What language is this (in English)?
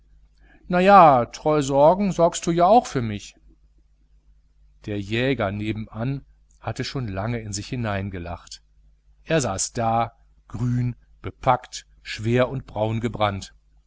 German